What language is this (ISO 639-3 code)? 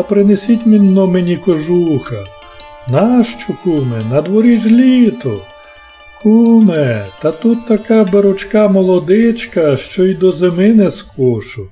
ukr